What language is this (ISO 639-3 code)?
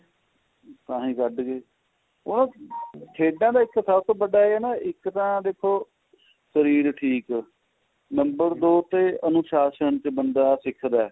pan